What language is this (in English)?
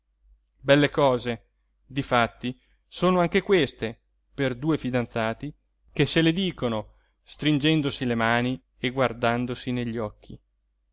Italian